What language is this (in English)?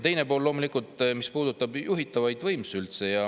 Estonian